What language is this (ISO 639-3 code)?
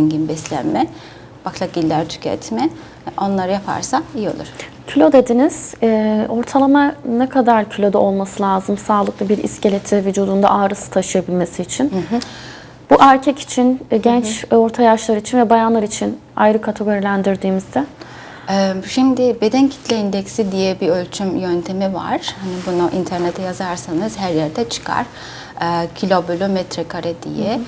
tur